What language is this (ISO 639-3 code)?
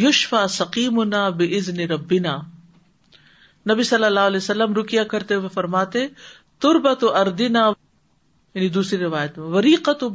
urd